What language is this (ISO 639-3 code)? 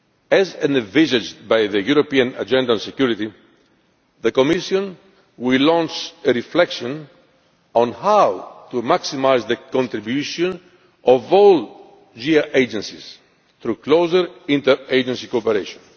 eng